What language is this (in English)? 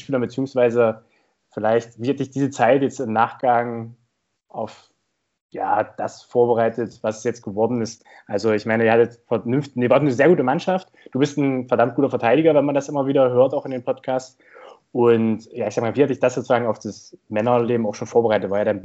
German